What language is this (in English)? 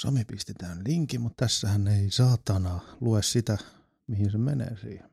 Finnish